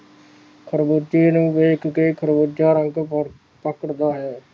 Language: Punjabi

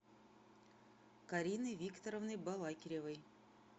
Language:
Russian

